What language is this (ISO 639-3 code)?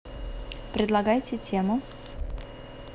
rus